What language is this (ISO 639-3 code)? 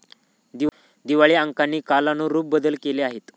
mar